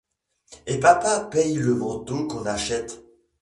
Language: French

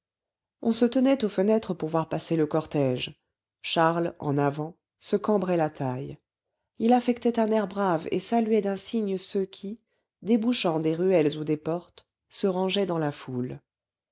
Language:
French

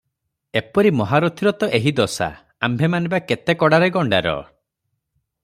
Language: Odia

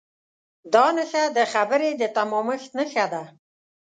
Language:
Pashto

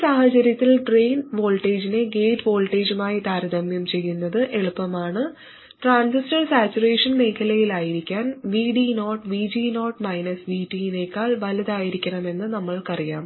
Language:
Malayalam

